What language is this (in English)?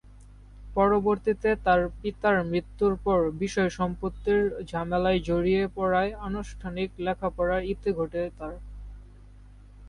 Bangla